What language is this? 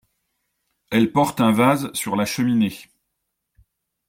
French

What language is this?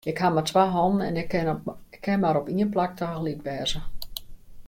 Western Frisian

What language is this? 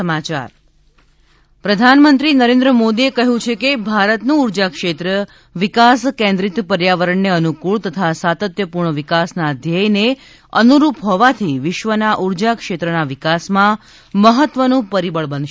Gujarati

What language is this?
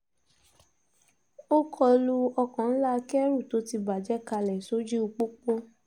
Yoruba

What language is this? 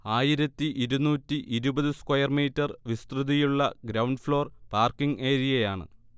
Malayalam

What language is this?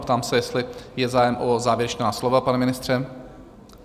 Czech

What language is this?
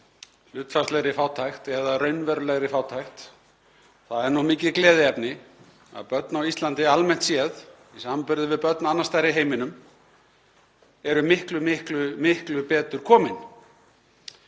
Icelandic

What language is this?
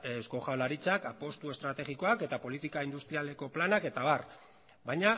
Basque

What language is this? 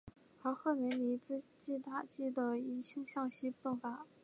Chinese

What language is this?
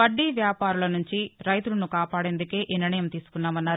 Telugu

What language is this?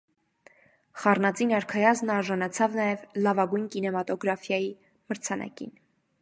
Armenian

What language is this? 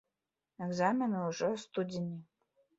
Belarusian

